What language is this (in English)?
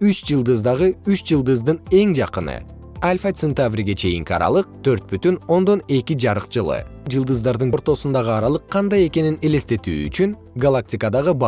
Kyrgyz